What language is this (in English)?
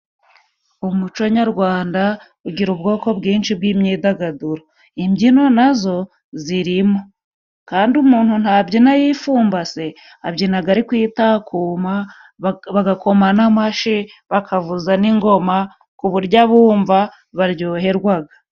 Kinyarwanda